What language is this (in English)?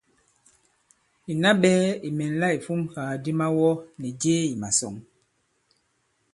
Bankon